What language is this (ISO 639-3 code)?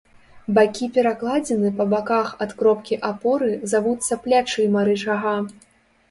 bel